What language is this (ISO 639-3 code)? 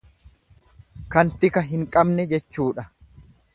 orm